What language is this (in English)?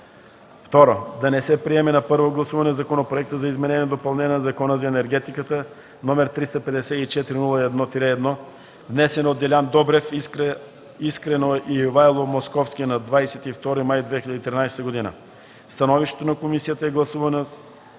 Bulgarian